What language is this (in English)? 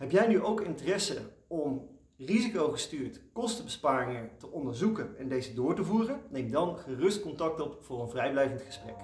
Dutch